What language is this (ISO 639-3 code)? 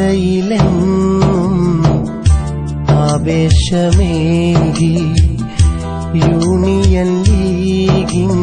tha